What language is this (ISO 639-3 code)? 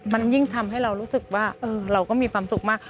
tha